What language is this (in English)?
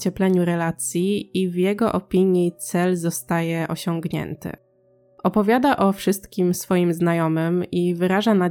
Polish